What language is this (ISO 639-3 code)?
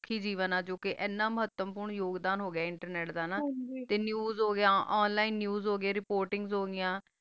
pan